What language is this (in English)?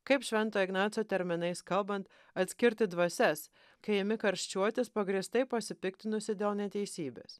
Lithuanian